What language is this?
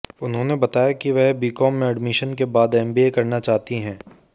Hindi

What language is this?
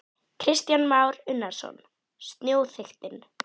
Icelandic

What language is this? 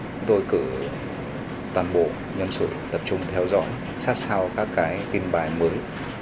Vietnamese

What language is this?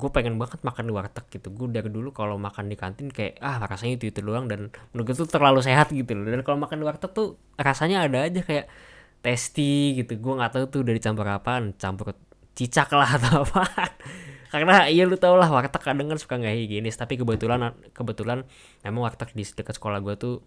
Indonesian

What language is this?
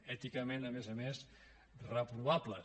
Catalan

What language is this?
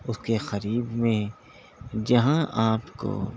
Urdu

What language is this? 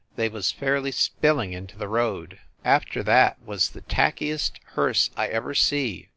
English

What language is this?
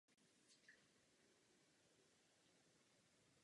Czech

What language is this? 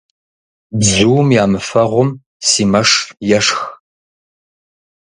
Kabardian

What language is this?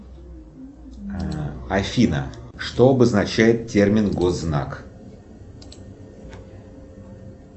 Russian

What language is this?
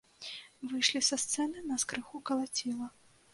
Belarusian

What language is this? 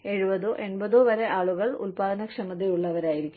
Malayalam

